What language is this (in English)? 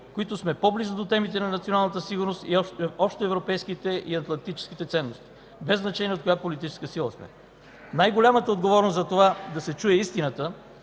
Bulgarian